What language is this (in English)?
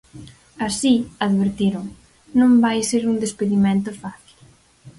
Galician